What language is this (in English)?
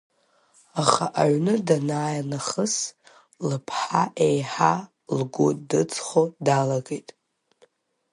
Abkhazian